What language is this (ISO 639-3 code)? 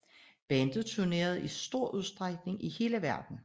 dan